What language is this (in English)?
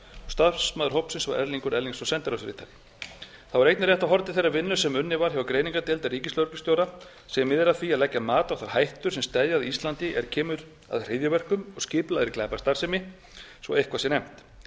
Icelandic